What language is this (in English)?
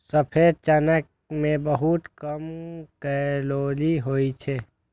Maithili